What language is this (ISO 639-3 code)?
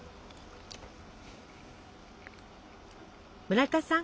jpn